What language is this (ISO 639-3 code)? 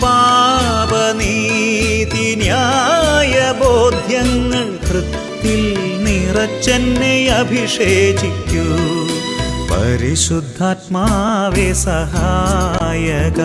mal